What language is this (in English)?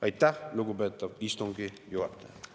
Estonian